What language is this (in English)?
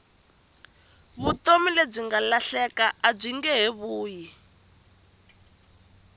Tsonga